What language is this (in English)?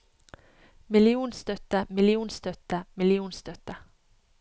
Norwegian